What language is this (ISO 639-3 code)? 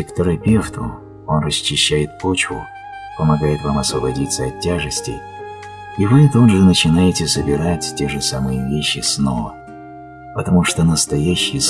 rus